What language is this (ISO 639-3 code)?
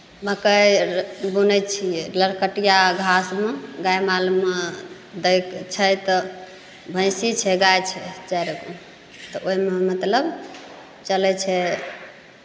mai